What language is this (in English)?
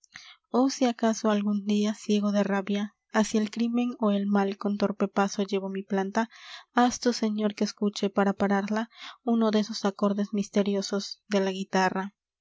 Spanish